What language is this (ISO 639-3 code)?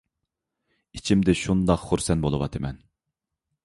uig